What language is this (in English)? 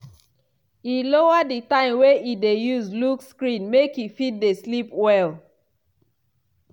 Nigerian Pidgin